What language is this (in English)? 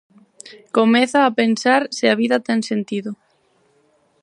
Galician